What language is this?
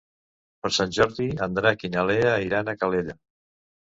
Catalan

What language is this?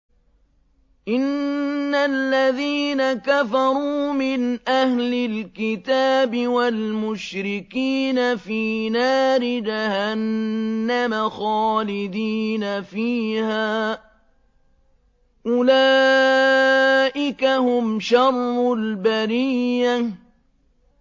Arabic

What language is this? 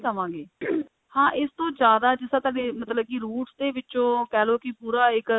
Punjabi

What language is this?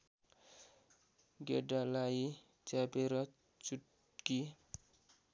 Nepali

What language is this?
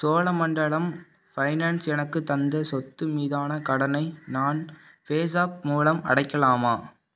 Tamil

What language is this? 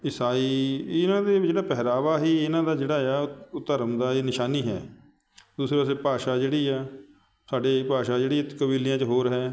Punjabi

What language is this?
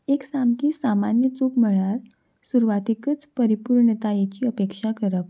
Konkani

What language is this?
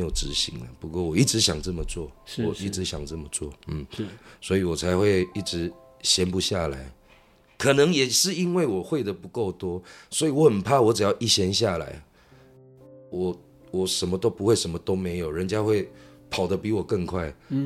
Chinese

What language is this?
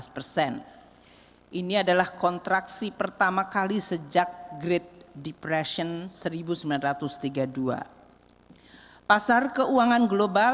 Indonesian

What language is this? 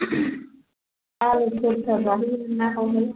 Bodo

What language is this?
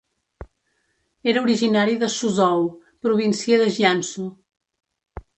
Catalan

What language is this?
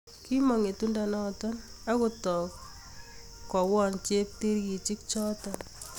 Kalenjin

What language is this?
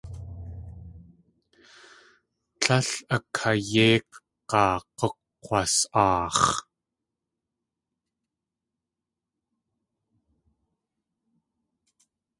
Tlingit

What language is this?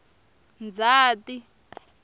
Tsonga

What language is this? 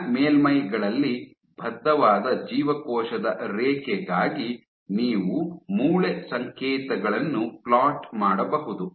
Kannada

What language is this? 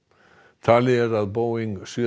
Icelandic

